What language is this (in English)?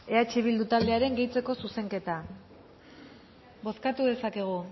Basque